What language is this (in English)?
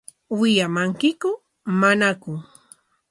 Corongo Ancash Quechua